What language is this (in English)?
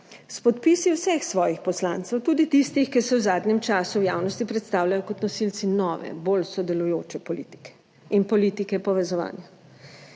Slovenian